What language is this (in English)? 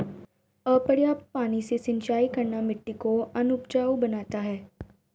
Hindi